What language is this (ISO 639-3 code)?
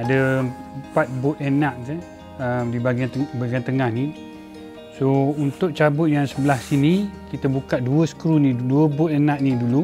msa